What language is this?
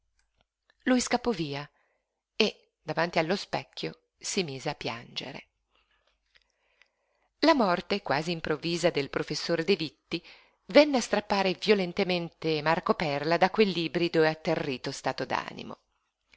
Italian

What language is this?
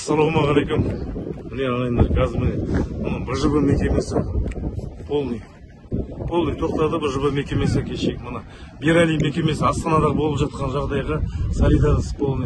Arabic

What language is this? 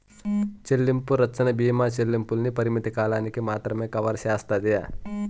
Telugu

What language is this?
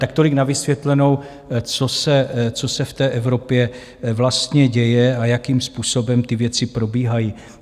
Czech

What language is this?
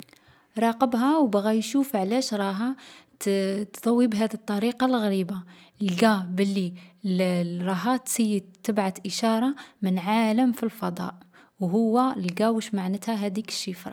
Algerian Arabic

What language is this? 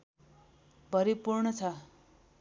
Nepali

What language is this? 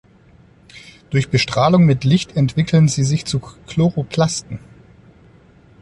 German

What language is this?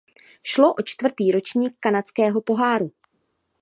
Czech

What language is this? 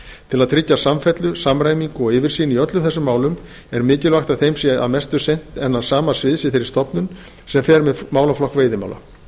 Icelandic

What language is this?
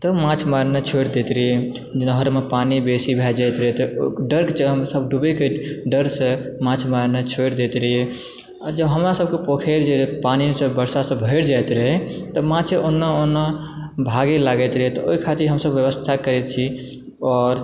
Maithili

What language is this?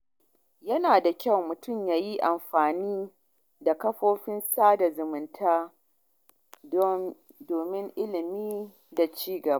Hausa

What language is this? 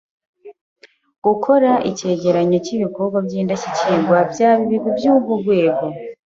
Kinyarwanda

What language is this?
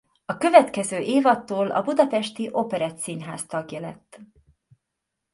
Hungarian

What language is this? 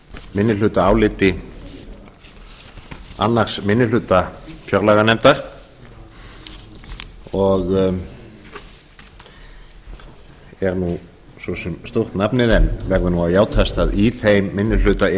Icelandic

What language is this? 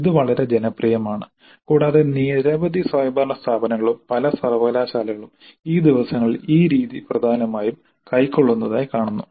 Malayalam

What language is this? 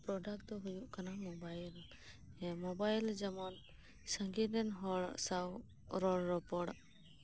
Santali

